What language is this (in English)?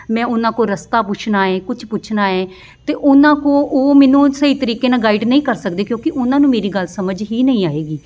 Punjabi